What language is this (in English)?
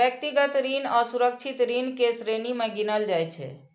Maithili